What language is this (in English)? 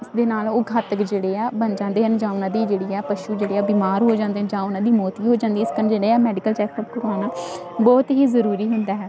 Punjabi